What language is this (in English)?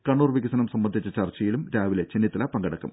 Malayalam